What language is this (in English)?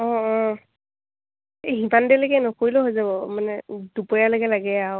Assamese